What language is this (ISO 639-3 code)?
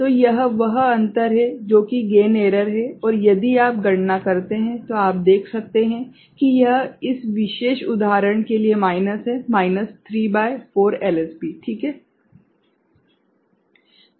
hin